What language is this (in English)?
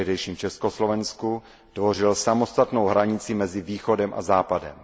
Czech